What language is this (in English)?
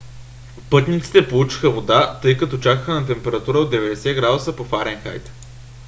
Bulgarian